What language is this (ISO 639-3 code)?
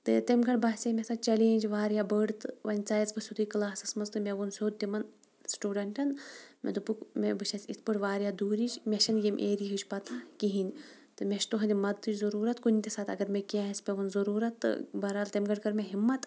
kas